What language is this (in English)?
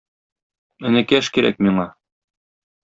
Tatar